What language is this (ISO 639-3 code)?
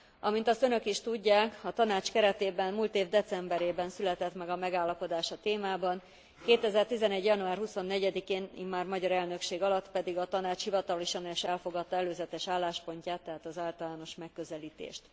hun